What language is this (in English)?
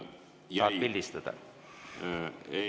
Estonian